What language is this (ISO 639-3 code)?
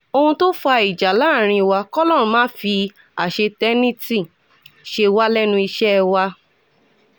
yor